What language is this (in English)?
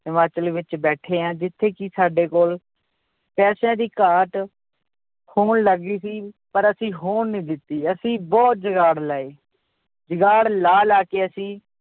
Punjabi